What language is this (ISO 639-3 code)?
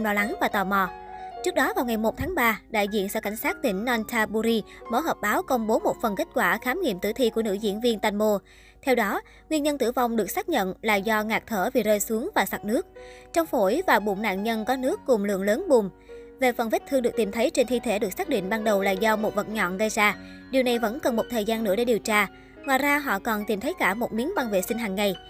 vie